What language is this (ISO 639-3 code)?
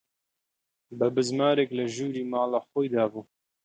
ckb